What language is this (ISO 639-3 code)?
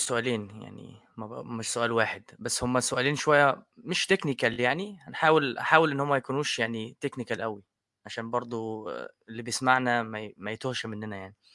ara